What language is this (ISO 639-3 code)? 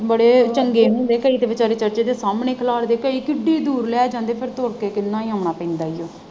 pan